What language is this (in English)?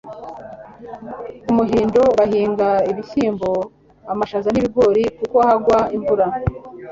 Kinyarwanda